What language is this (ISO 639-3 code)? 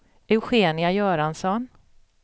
swe